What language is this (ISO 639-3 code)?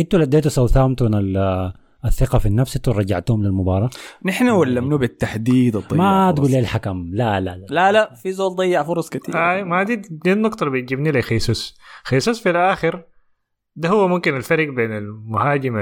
ara